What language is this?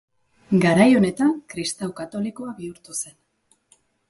Basque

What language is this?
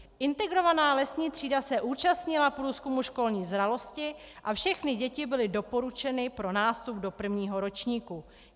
Czech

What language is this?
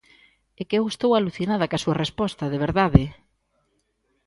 Galician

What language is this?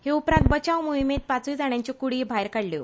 Konkani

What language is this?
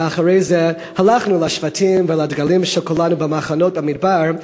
Hebrew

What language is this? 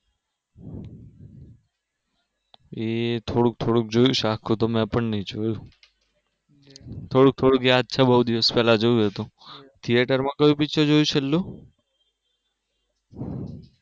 Gujarati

